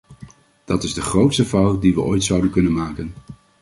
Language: Dutch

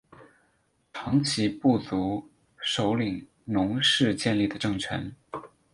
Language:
Chinese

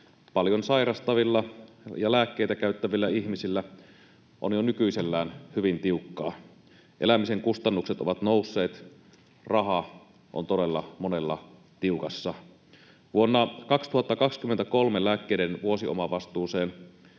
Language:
Finnish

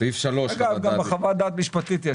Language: Hebrew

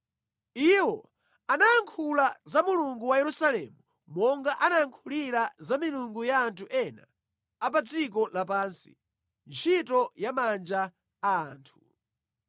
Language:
Nyanja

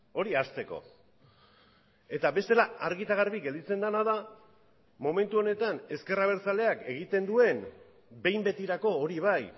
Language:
Basque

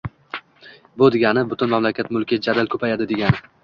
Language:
Uzbek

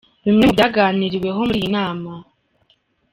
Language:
Kinyarwanda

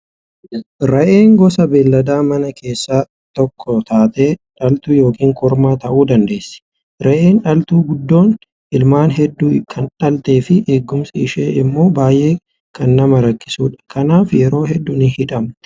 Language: Oromo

